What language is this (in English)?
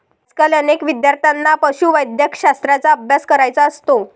Marathi